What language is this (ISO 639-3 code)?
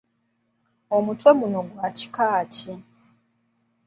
lug